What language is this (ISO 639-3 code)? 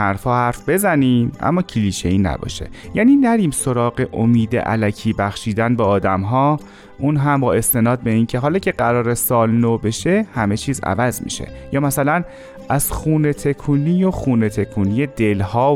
fas